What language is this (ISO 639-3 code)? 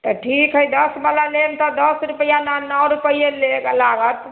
mai